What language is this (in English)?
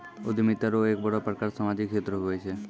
Maithili